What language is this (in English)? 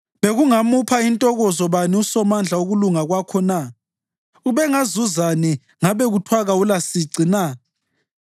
North Ndebele